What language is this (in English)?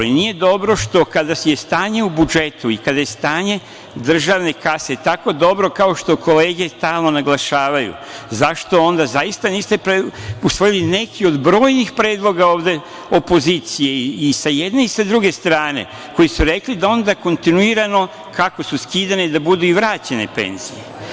Serbian